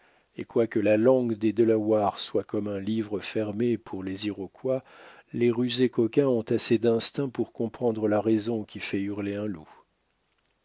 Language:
French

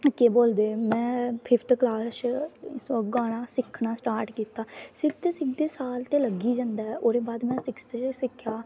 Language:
Dogri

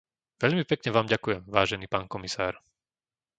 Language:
Slovak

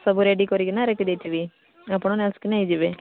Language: Odia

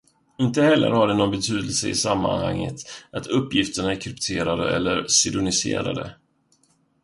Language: Swedish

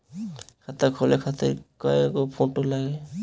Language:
Bhojpuri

